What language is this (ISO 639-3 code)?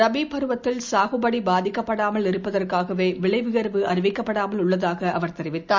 tam